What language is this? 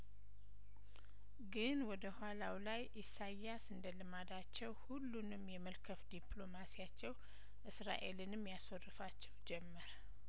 Amharic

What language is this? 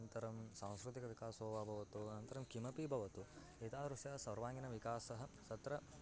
Sanskrit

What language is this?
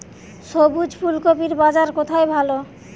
Bangla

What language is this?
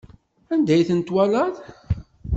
Kabyle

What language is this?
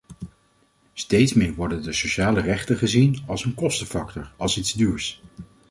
Dutch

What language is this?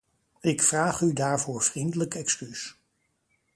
Dutch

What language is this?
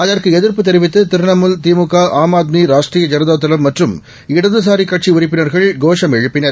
Tamil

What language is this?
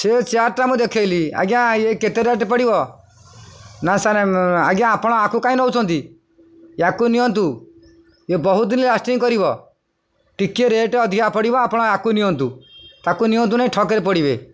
Odia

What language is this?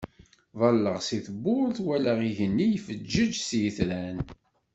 Kabyle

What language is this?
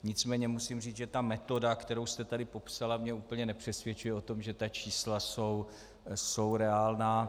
Czech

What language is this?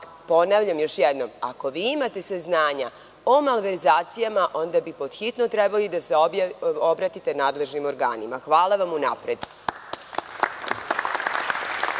Serbian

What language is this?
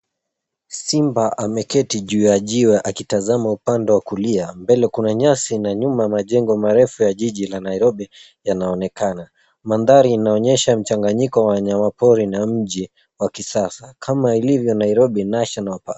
Swahili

